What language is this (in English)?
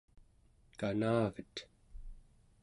Central Yupik